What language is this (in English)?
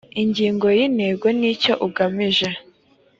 Kinyarwanda